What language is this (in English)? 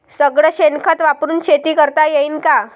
Marathi